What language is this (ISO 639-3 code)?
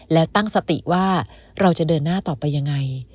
tha